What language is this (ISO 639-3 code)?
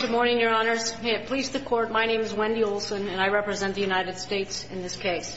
eng